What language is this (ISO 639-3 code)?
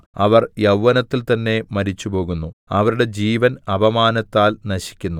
mal